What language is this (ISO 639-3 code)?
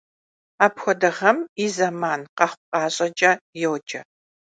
kbd